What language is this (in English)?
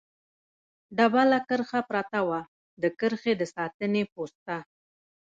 Pashto